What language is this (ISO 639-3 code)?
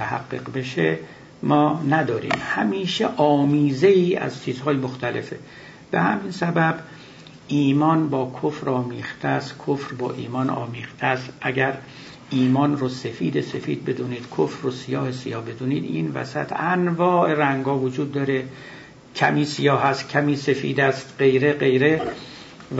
fas